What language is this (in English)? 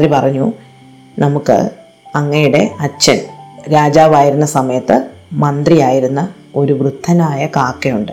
Malayalam